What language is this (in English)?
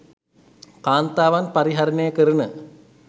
Sinhala